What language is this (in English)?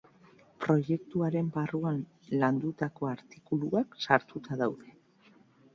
Basque